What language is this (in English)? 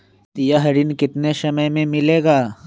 Magahi